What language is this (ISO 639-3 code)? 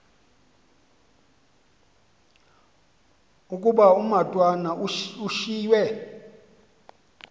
xho